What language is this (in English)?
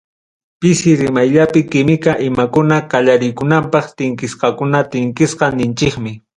Ayacucho Quechua